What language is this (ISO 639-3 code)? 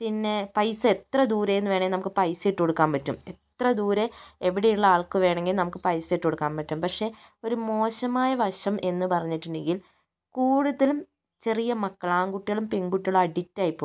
mal